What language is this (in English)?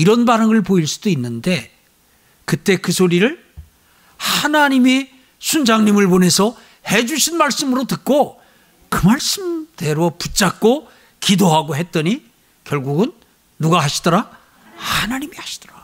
Korean